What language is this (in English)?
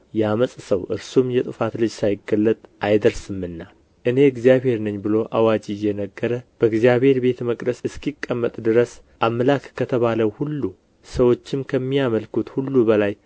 Amharic